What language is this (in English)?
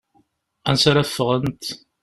Kabyle